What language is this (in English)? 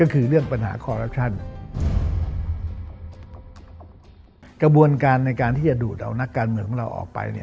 Thai